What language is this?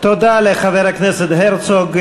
Hebrew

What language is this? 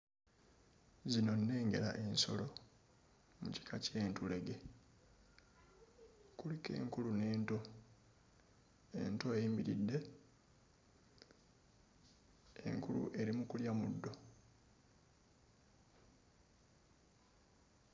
Ganda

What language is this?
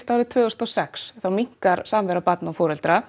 Icelandic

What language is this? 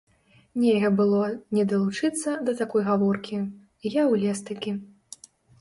Belarusian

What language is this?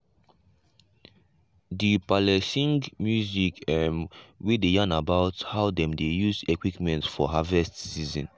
Nigerian Pidgin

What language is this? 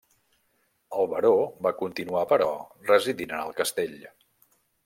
Catalan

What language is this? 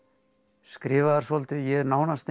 Icelandic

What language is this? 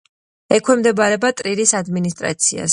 Georgian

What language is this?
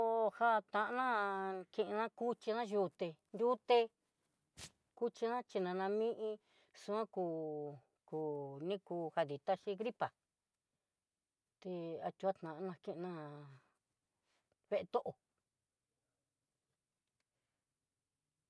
Southeastern Nochixtlán Mixtec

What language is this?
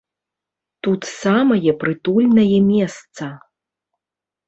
Belarusian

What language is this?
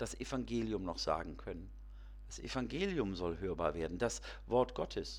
German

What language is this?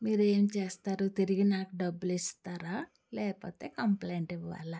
Telugu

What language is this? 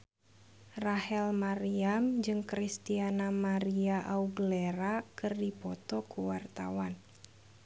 Sundanese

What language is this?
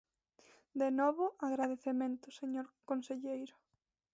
Galician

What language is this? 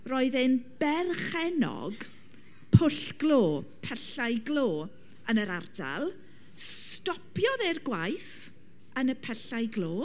Welsh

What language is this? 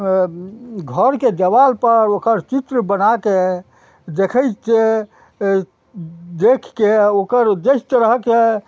Maithili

